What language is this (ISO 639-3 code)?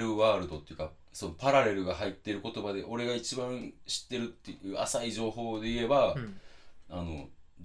jpn